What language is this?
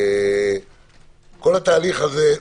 Hebrew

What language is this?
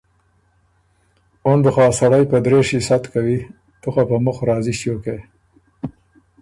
Ormuri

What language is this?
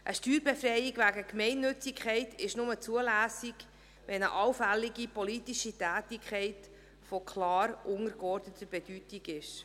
Swiss German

